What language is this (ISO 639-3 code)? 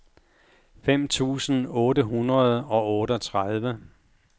dan